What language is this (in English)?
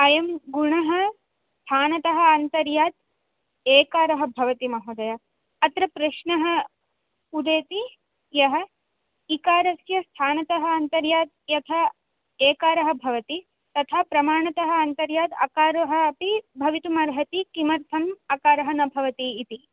Sanskrit